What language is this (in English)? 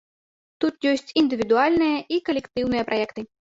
Belarusian